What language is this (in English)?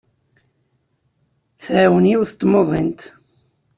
Kabyle